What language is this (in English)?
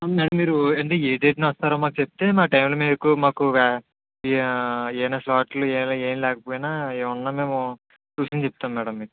Telugu